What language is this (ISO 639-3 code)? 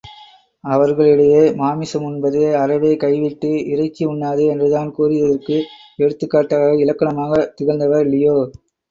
tam